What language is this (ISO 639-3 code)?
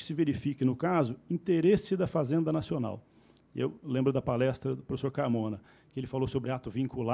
por